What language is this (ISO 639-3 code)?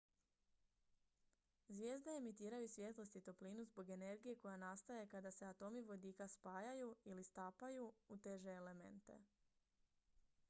hrv